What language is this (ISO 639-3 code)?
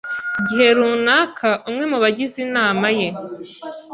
kin